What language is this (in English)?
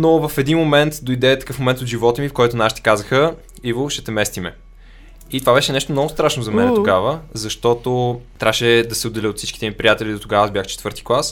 Bulgarian